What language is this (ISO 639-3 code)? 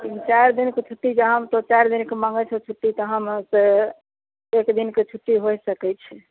mai